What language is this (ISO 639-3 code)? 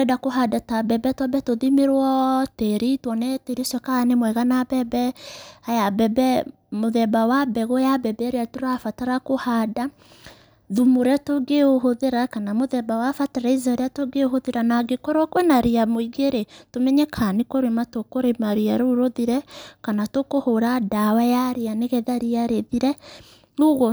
kik